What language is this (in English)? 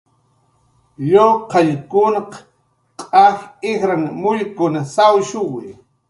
Jaqaru